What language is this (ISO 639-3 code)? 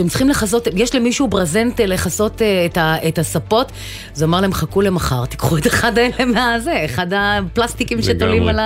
heb